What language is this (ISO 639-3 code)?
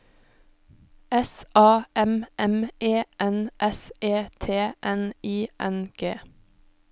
nor